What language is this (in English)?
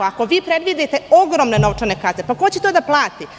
Serbian